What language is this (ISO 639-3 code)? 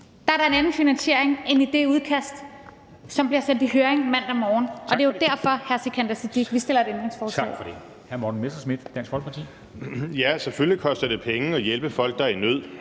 dan